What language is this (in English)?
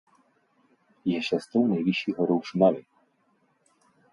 Czech